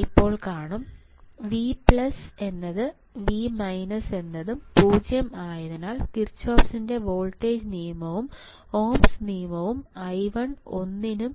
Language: Malayalam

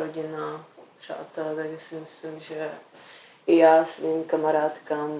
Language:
Czech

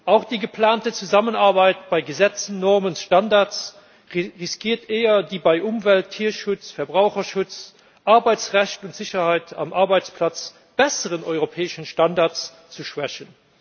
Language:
German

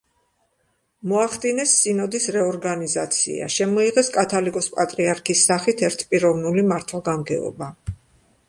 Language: Georgian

